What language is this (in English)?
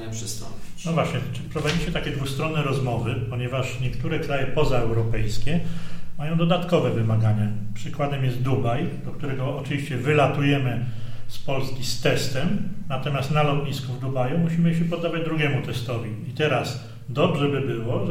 Polish